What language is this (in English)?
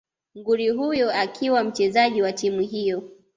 Swahili